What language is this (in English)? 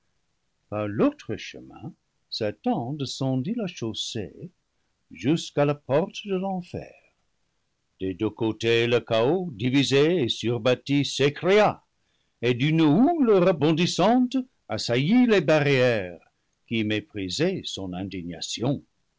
French